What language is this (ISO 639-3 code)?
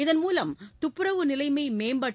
tam